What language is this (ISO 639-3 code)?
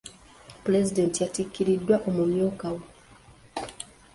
lug